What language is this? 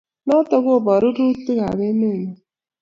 Kalenjin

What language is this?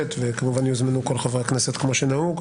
Hebrew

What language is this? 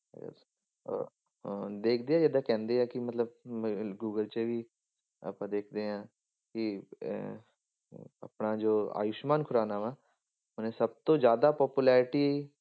Punjabi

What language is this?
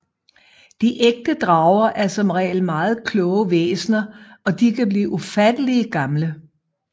Danish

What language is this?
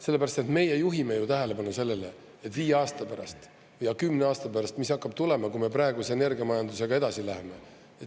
Estonian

